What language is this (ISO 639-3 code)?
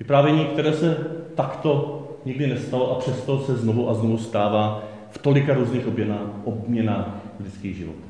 ces